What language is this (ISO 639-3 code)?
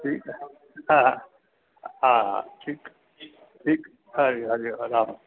snd